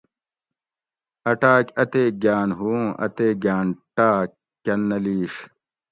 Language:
Gawri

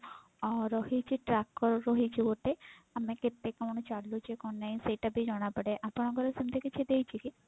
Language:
Odia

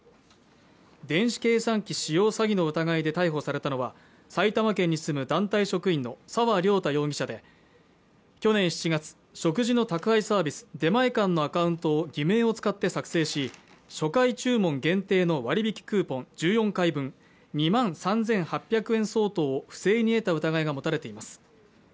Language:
Japanese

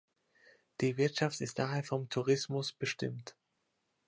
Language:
German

